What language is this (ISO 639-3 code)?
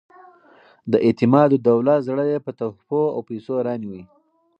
pus